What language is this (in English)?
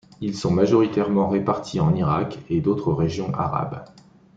French